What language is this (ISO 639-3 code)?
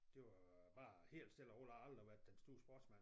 dan